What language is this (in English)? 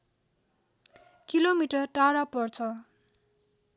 Nepali